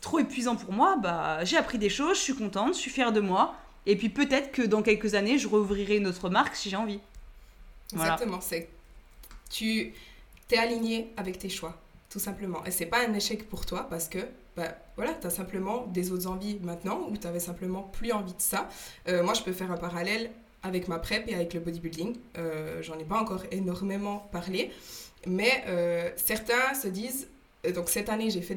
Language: French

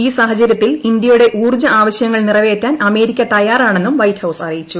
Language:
Malayalam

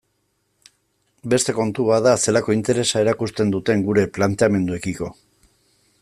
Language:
Basque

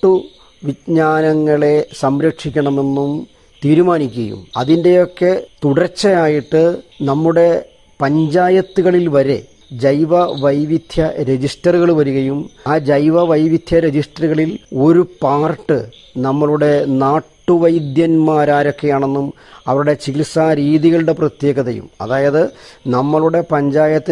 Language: Malayalam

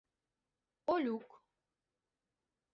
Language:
Mari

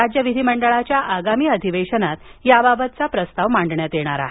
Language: Marathi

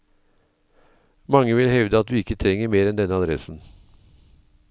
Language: Norwegian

